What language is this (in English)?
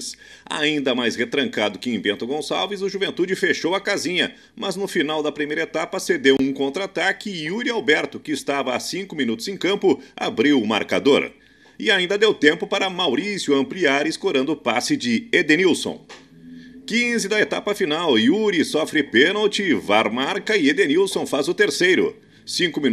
Portuguese